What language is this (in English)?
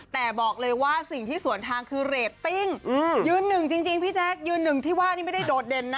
Thai